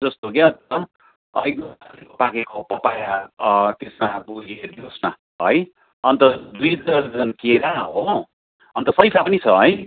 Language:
Nepali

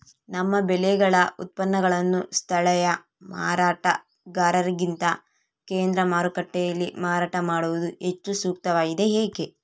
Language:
Kannada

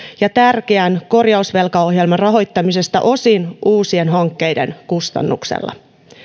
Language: Finnish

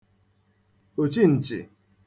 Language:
Igbo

